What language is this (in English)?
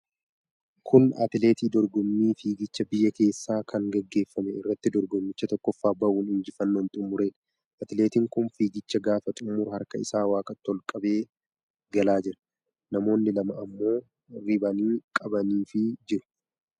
Oromo